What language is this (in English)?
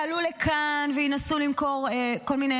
Hebrew